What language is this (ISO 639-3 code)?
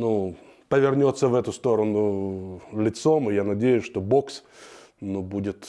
rus